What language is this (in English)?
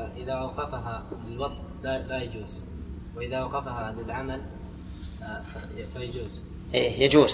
Arabic